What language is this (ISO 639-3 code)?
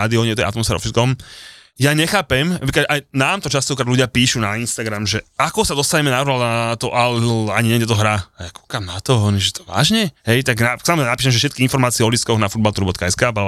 slk